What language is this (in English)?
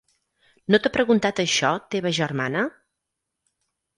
Catalan